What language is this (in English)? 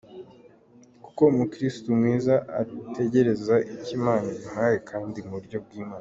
Kinyarwanda